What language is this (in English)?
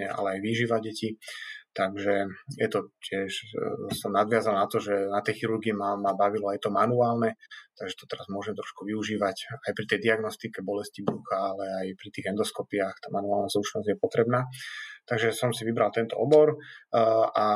Slovak